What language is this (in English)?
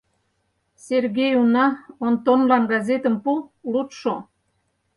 Mari